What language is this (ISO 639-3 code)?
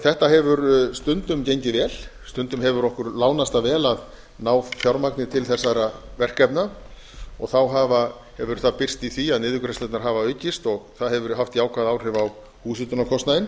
isl